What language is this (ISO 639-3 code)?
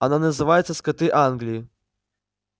rus